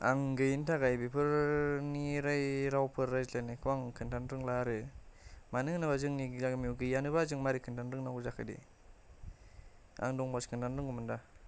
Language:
Bodo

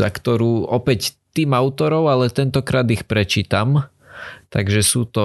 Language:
Slovak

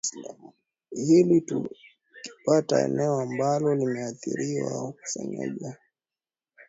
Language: Swahili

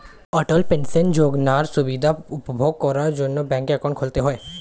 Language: Bangla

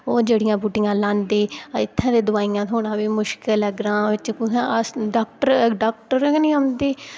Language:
Dogri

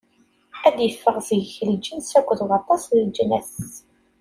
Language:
Kabyle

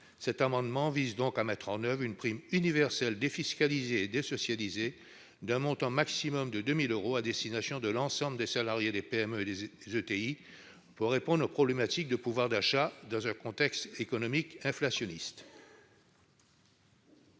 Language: French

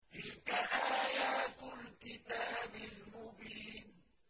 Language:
Arabic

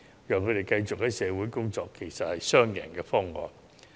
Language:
Cantonese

